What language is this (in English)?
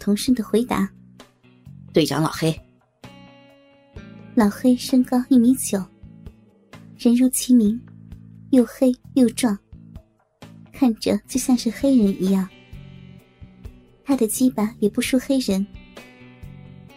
Chinese